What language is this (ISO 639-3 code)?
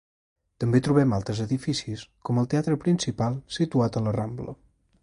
cat